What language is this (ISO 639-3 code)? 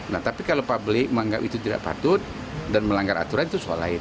ind